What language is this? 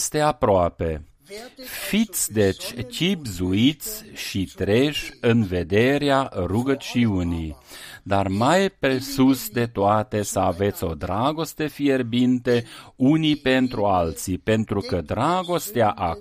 Romanian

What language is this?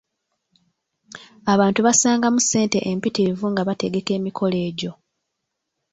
Ganda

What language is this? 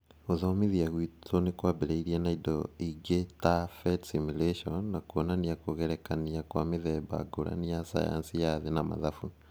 Kikuyu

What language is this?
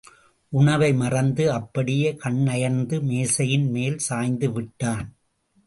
Tamil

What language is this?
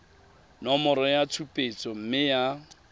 Tswana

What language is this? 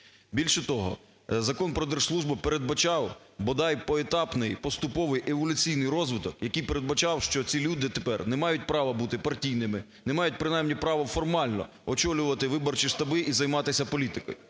Ukrainian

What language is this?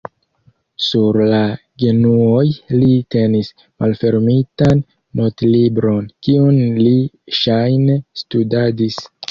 Esperanto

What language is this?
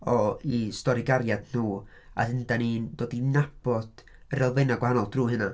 Welsh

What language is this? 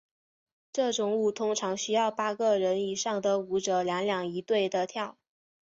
Chinese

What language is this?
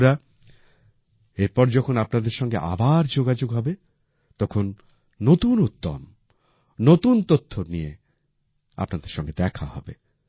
Bangla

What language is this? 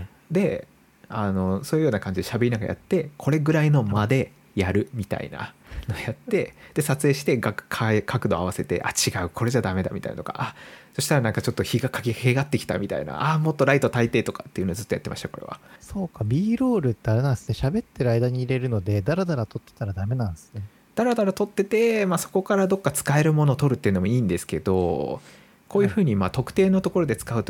Japanese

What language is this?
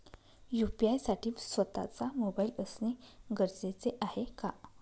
Marathi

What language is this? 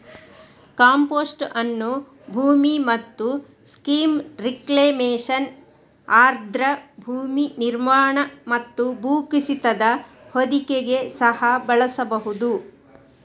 Kannada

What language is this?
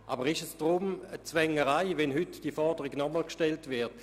Swiss German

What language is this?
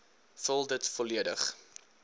Afrikaans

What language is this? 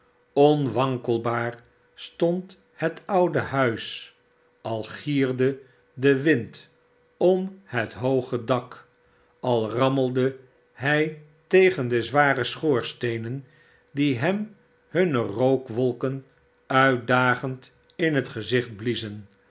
Dutch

